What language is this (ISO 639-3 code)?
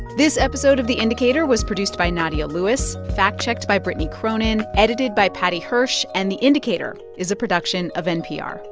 eng